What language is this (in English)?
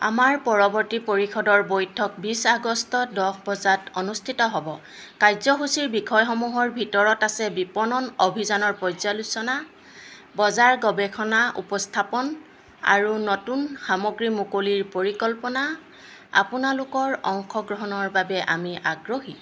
Assamese